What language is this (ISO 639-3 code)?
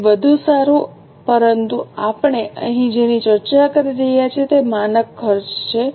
guj